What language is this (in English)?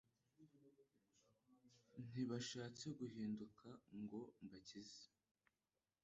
Kinyarwanda